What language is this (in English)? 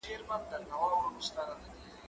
Pashto